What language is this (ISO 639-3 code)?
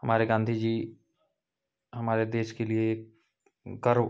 hin